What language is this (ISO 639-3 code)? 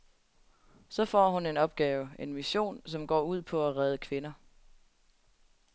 dan